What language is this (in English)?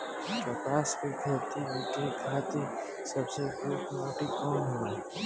Bhojpuri